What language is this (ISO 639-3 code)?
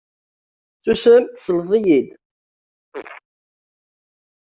kab